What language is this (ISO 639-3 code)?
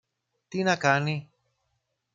ell